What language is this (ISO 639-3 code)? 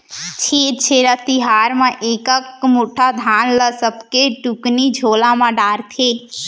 hne